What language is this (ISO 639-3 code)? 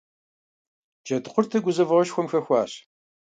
kbd